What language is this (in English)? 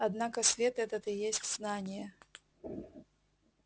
Russian